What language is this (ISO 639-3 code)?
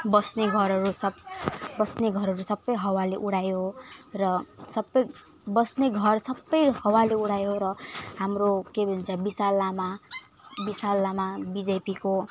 nep